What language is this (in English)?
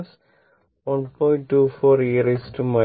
Malayalam